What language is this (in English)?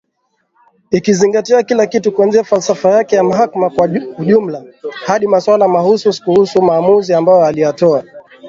Swahili